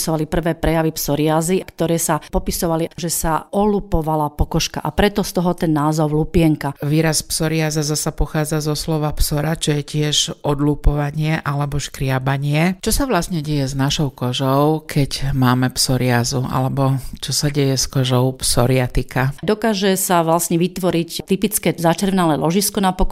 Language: Slovak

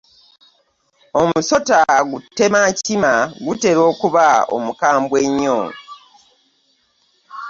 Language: Ganda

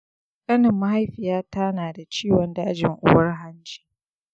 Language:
Hausa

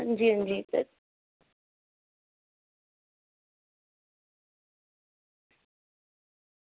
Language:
Dogri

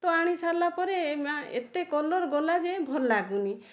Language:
Odia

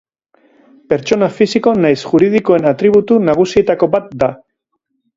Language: Basque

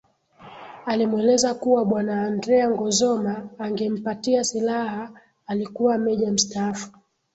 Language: Swahili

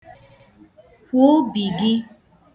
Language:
Igbo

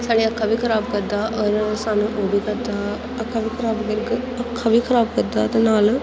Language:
Dogri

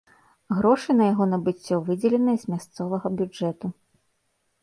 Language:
Belarusian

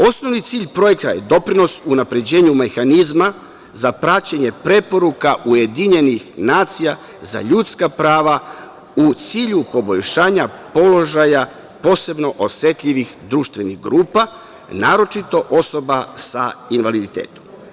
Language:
Serbian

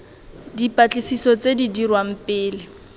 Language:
Tswana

